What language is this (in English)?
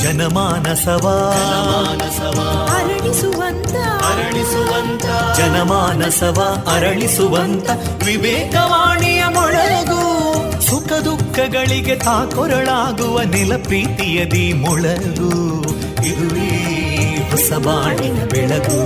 Kannada